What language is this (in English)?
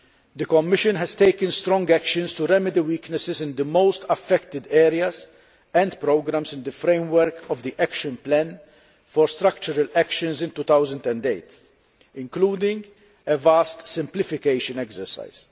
English